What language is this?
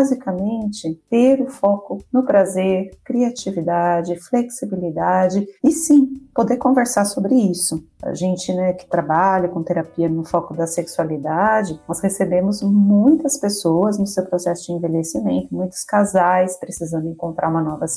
Portuguese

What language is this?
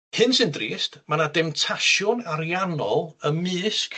Welsh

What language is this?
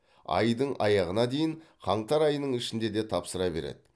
Kazakh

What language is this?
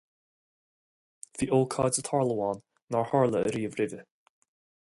Irish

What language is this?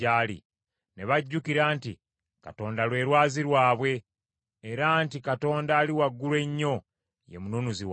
Ganda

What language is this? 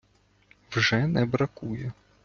Ukrainian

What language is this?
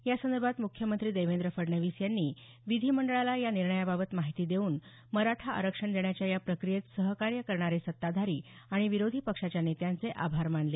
Marathi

